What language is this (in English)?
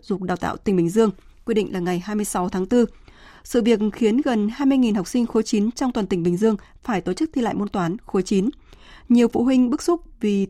Vietnamese